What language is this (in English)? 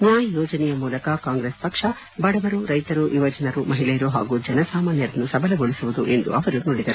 Kannada